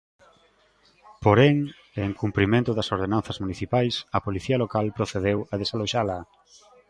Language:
Galician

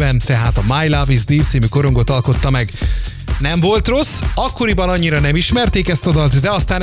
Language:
Hungarian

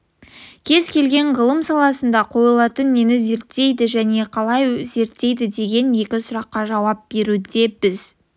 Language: Kazakh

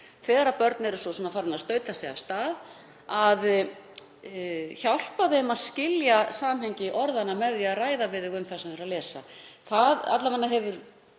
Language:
Icelandic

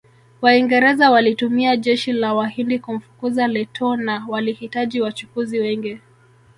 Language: Swahili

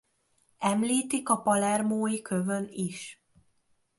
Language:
Hungarian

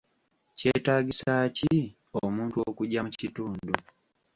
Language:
Ganda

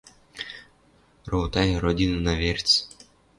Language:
Western Mari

